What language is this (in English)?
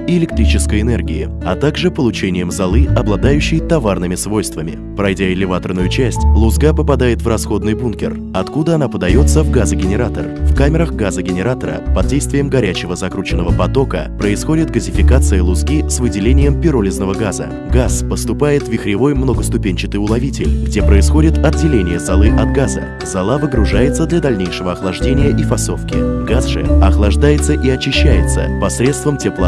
Russian